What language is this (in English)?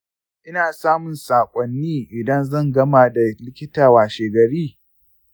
Hausa